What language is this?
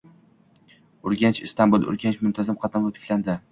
Uzbek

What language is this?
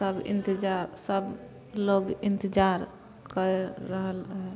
Maithili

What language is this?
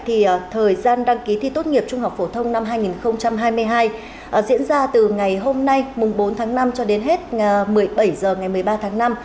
Vietnamese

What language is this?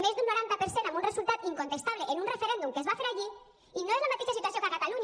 Catalan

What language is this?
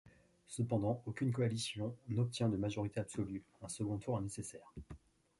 French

